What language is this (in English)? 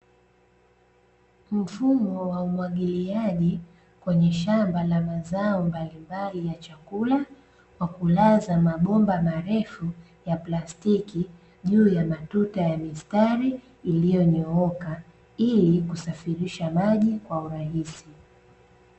Swahili